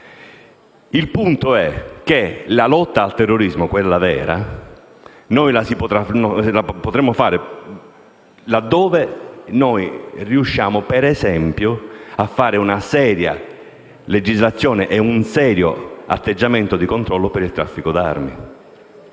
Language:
Italian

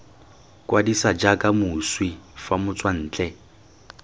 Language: Tswana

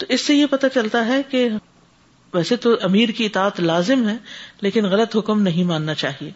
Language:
Urdu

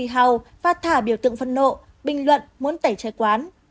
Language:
Vietnamese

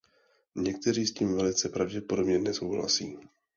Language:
Czech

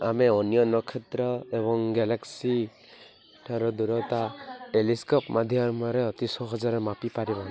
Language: Odia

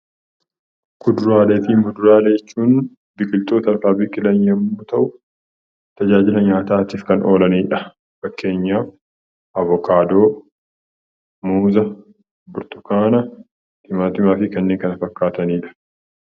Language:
Oromo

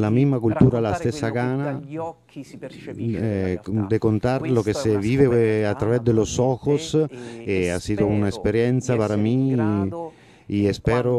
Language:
Spanish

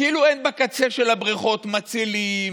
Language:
Hebrew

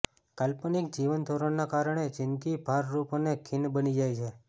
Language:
Gujarati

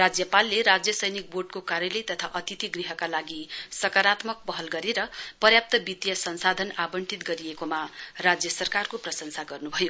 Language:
Nepali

